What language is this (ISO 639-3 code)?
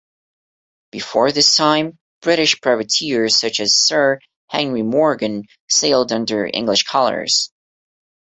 eng